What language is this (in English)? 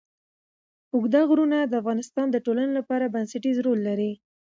Pashto